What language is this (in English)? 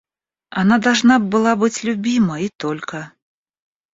Russian